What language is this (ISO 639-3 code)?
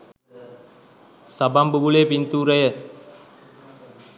sin